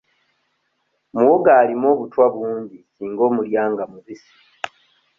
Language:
Ganda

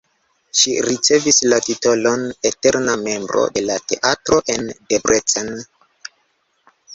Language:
Esperanto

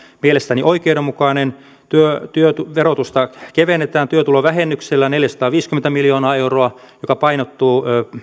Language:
Finnish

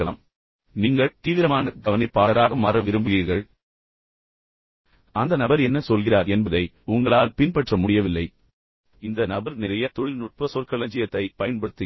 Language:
Tamil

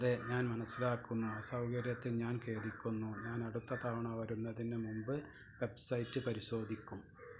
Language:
Malayalam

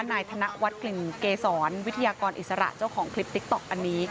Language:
Thai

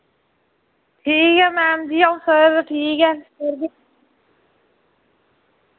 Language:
Dogri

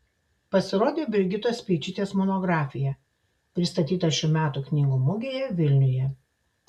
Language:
Lithuanian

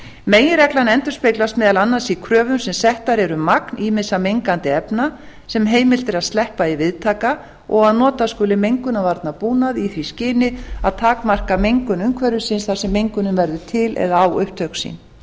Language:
Icelandic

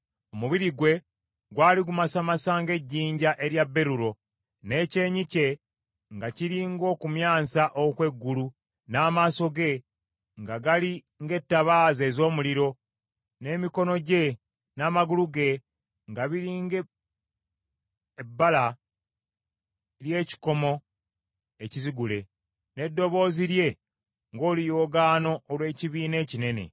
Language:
Ganda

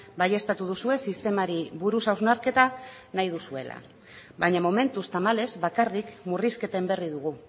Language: Basque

